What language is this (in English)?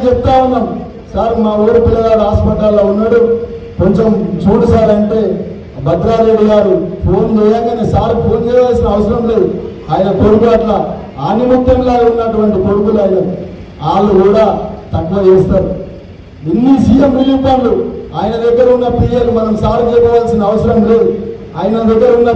Hindi